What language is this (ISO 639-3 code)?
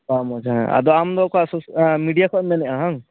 sat